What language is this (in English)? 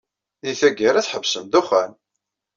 Kabyle